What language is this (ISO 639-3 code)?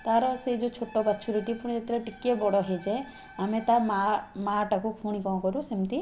ori